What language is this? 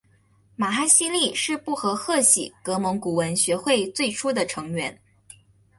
Chinese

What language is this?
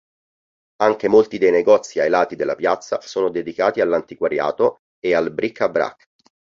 Italian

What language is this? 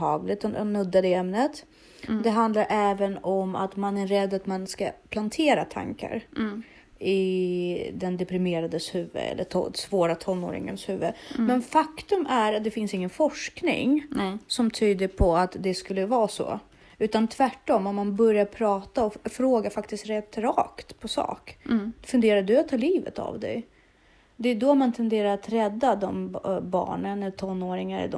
Swedish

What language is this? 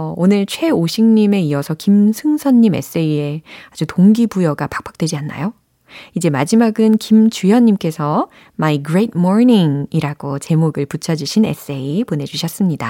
Korean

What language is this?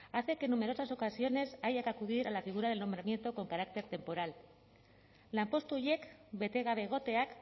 Spanish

